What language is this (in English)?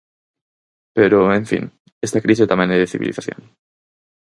Galician